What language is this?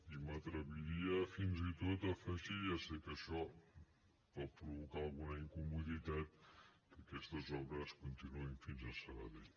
Catalan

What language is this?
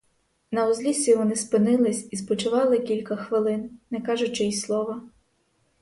Ukrainian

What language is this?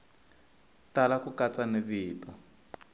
Tsonga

